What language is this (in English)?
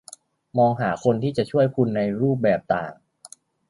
Thai